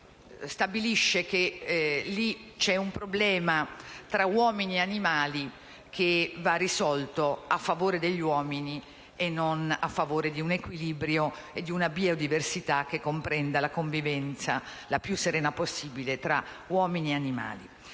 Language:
Italian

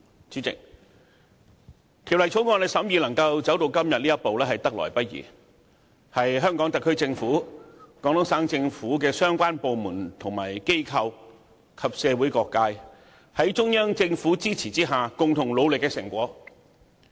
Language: Cantonese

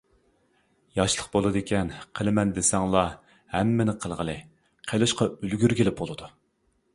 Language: Uyghur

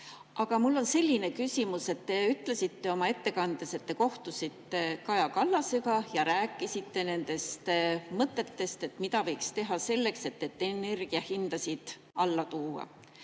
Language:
Estonian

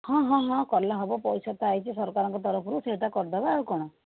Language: Odia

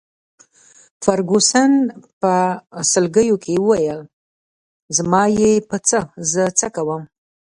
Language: Pashto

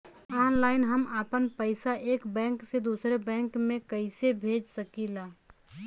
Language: Bhojpuri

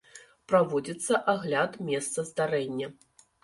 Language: Belarusian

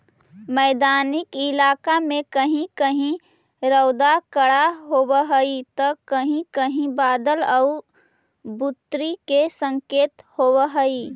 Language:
Magahi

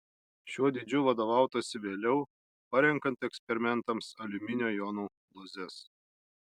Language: Lithuanian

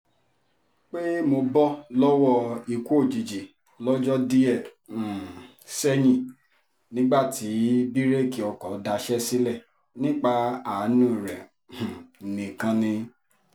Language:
Yoruba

